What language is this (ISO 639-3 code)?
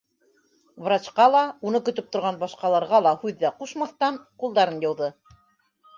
bak